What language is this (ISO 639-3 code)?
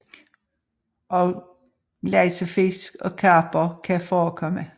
dan